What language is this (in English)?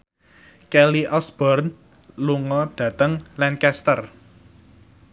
Javanese